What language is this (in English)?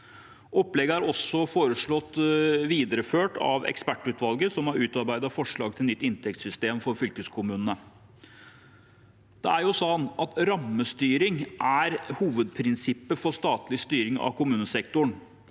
Norwegian